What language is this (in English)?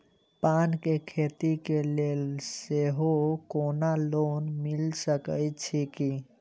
Maithili